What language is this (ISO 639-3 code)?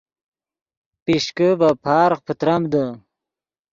ydg